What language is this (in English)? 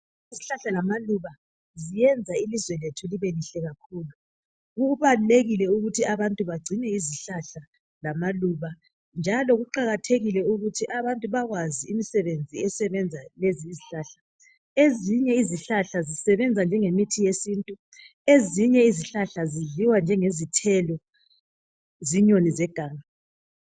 North Ndebele